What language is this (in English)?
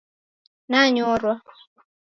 Taita